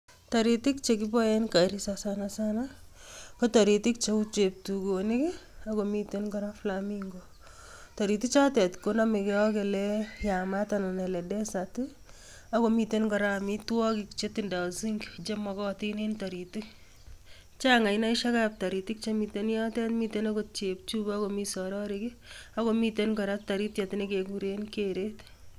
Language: Kalenjin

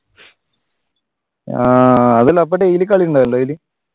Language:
Malayalam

